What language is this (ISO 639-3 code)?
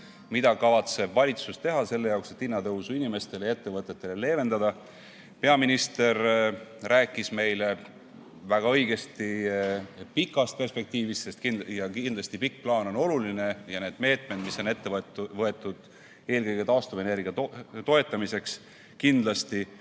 est